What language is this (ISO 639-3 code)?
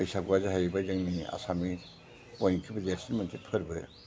brx